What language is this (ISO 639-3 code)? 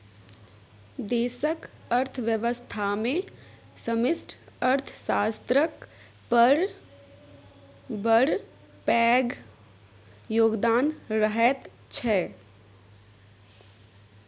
mai